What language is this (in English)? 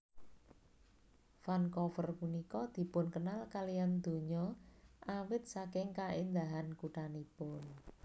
Javanese